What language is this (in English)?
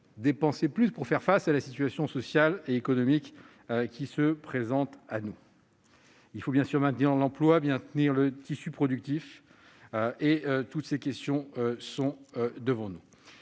French